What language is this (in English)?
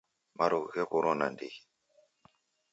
Taita